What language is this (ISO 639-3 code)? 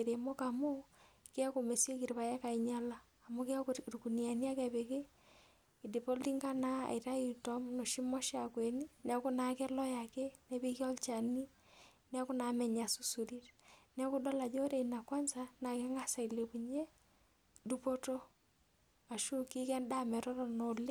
mas